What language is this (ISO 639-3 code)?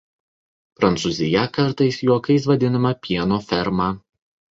lit